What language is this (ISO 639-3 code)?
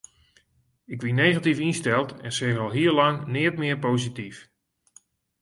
fry